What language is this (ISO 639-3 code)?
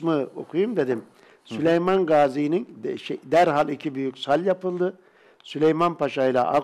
tur